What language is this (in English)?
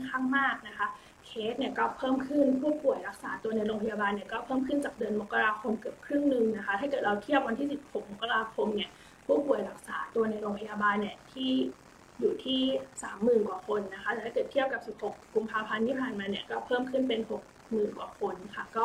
Thai